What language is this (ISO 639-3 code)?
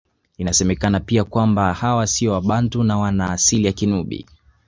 swa